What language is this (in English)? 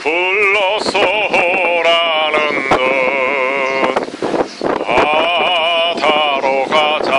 Korean